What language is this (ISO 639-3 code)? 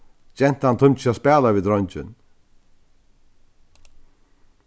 fao